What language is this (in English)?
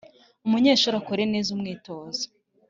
Kinyarwanda